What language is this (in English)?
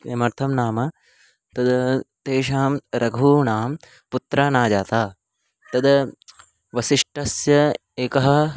Sanskrit